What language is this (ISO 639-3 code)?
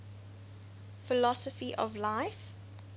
eng